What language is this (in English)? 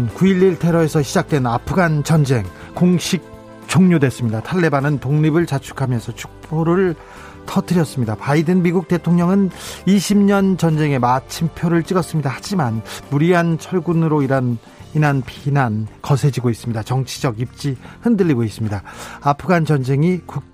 Korean